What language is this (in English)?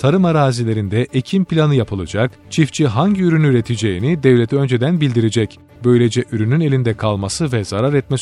Turkish